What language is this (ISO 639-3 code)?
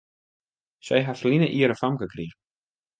fry